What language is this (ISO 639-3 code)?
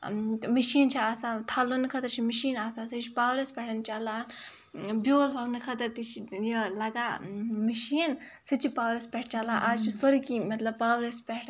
kas